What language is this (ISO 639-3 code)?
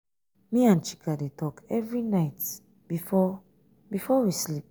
pcm